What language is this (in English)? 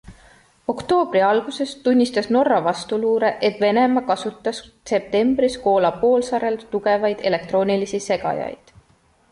Estonian